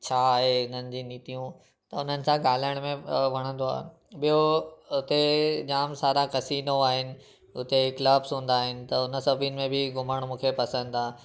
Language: Sindhi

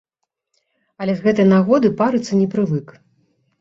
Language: Belarusian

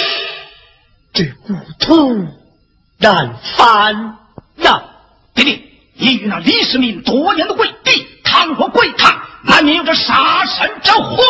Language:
Chinese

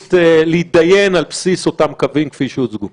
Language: Hebrew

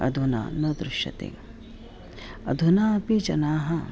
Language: Sanskrit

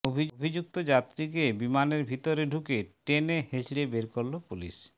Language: Bangla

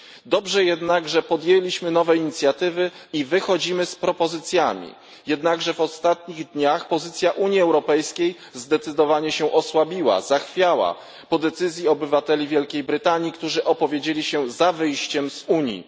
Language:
Polish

